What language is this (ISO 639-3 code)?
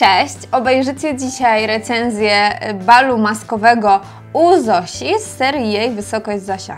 pol